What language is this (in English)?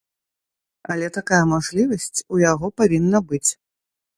Belarusian